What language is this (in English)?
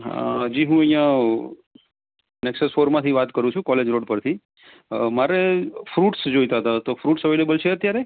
Gujarati